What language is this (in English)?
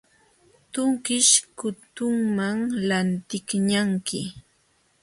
Jauja Wanca Quechua